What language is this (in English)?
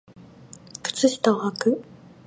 Japanese